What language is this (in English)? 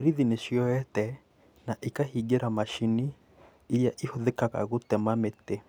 Kikuyu